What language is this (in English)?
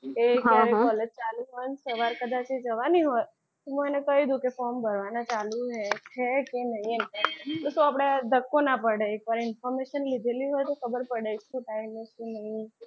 Gujarati